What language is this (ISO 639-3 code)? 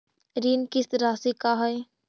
mag